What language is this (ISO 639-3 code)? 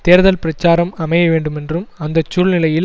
tam